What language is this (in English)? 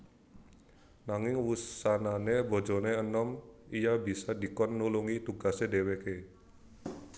Javanese